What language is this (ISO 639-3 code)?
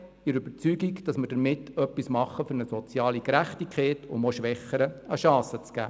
gsw